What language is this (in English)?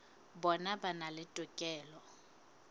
Southern Sotho